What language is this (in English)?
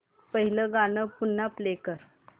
Marathi